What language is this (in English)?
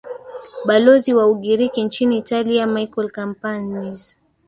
Swahili